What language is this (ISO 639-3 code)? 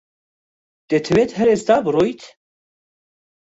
ckb